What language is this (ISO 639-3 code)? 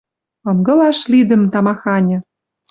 mrj